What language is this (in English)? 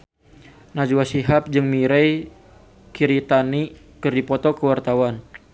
Sundanese